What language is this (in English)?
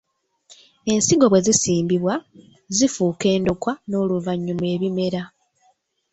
Ganda